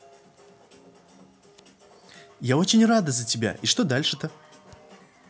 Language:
Russian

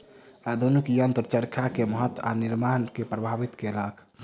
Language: Maithili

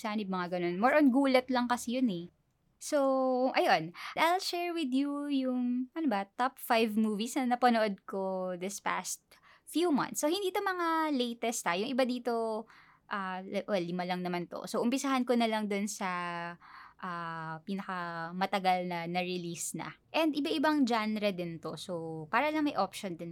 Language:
Filipino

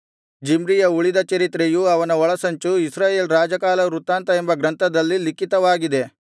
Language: Kannada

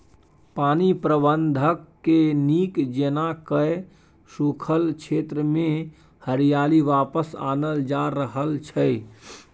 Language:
Maithili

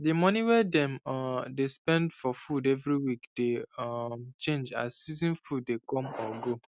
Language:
Nigerian Pidgin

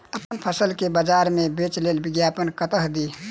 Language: Maithili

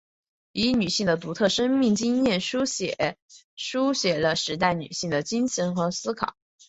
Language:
Chinese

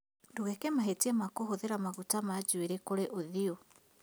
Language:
Kikuyu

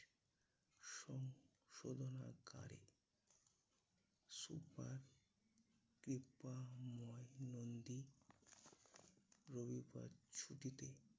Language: Bangla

